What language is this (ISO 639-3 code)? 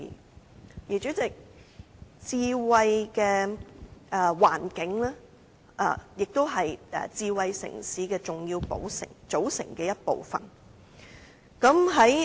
yue